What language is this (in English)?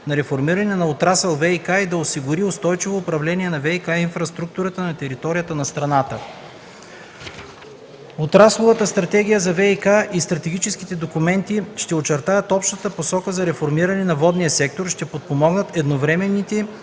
Bulgarian